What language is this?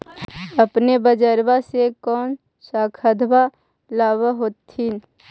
Magahi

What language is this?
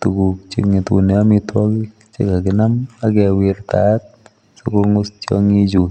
Kalenjin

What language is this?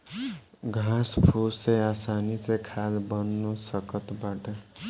Bhojpuri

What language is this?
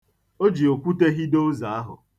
Igbo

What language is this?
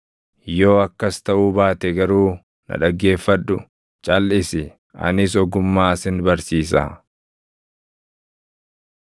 Oromo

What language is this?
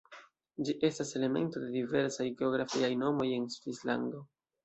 Esperanto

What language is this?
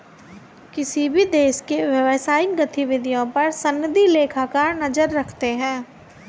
Hindi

